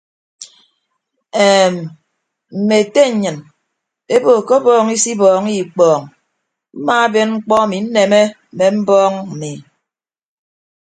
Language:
Ibibio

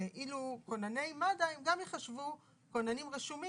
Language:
Hebrew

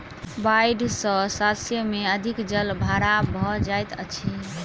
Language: Maithili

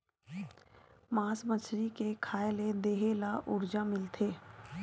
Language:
Chhattisgarhi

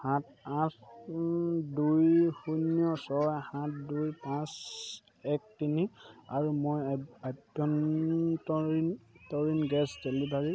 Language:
Assamese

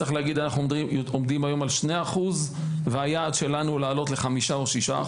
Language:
Hebrew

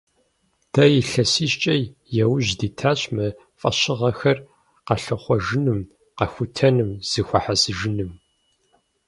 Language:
Kabardian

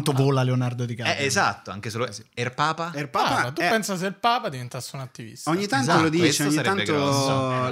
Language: Italian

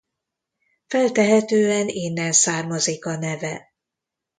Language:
Hungarian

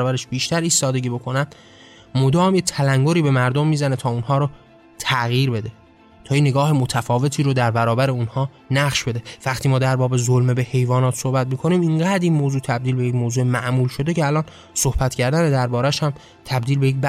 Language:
Persian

